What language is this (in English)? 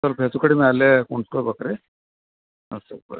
Kannada